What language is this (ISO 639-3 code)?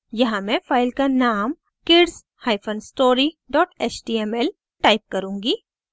hin